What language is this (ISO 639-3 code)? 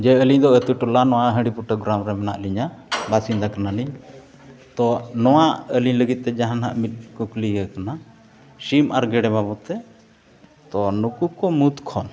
sat